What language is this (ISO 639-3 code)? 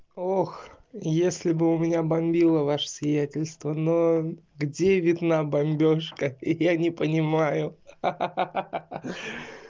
rus